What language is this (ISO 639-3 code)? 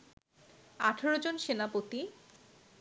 ben